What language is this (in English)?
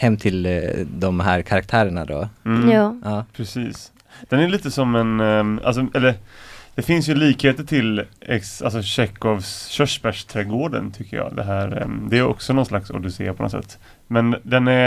Swedish